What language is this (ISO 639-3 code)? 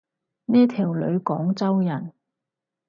yue